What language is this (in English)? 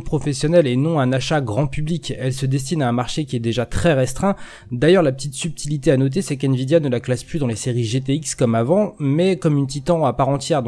French